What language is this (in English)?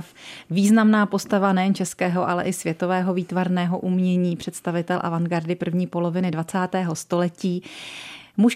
Czech